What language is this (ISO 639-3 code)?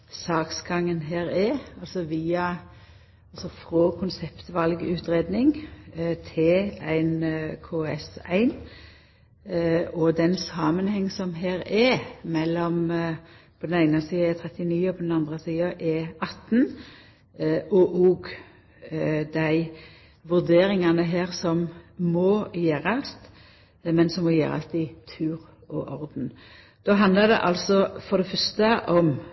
nno